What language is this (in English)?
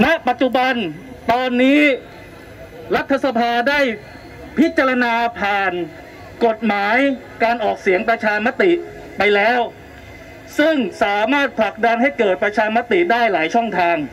Thai